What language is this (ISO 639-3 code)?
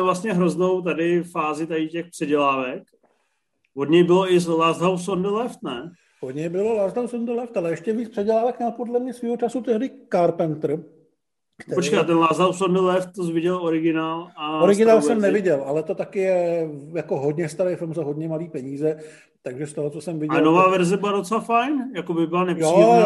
ces